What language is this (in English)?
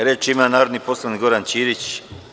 Serbian